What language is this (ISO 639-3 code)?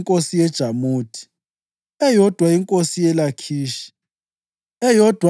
nde